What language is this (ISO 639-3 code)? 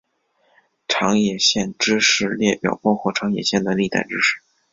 zho